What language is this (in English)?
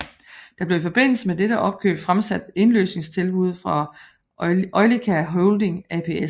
Danish